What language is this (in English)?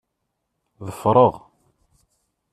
Kabyle